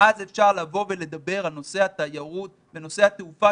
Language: Hebrew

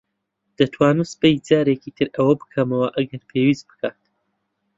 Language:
Central Kurdish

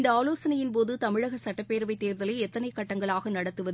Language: Tamil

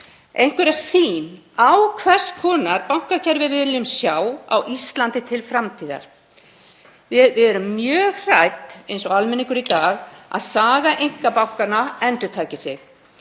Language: Icelandic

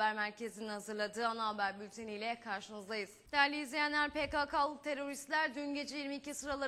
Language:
Turkish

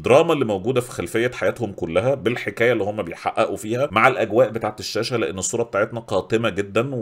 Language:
Arabic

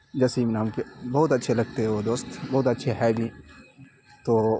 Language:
Urdu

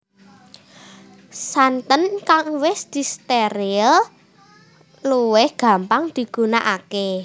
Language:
Javanese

